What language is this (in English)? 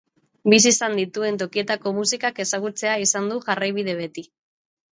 Basque